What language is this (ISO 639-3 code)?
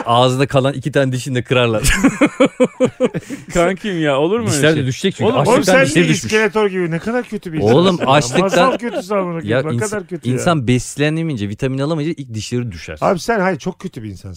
tur